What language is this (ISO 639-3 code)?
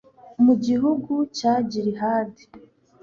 kin